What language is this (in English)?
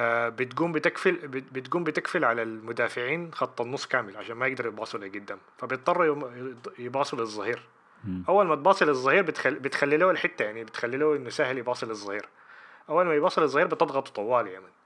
Arabic